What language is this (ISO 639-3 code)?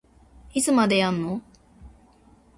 jpn